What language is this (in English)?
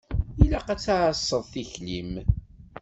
Kabyle